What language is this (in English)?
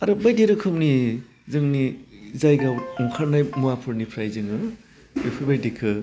Bodo